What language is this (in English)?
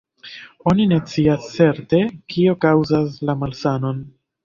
Esperanto